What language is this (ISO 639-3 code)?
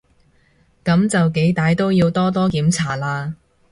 yue